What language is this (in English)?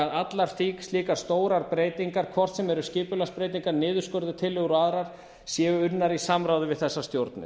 Icelandic